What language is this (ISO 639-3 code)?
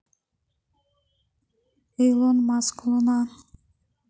rus